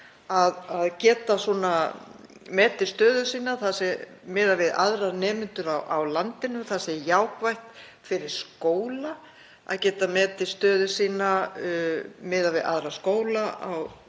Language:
Icelandic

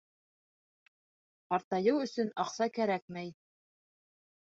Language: Bashkir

